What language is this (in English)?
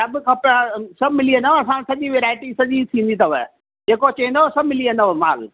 Sindhi